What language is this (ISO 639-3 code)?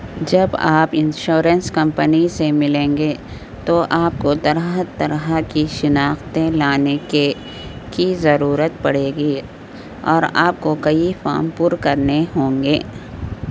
urd